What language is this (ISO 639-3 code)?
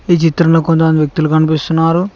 tel